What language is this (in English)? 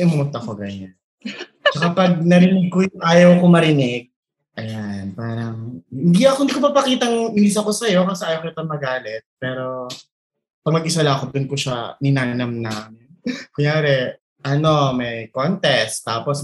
Filipino